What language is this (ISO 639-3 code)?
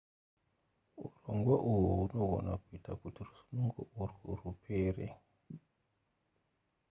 sna